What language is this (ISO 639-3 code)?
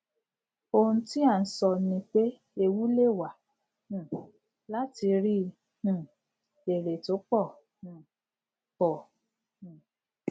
yor